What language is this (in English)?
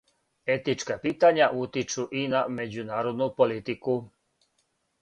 Serbian